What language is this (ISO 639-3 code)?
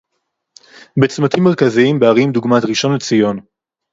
heb